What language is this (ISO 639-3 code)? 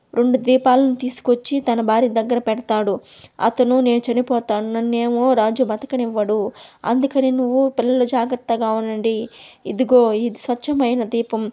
tel